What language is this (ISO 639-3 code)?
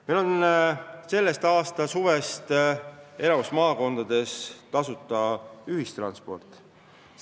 est